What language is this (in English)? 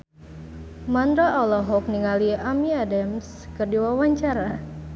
Sundanese